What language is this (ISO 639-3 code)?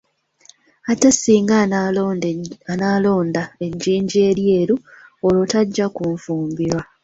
lug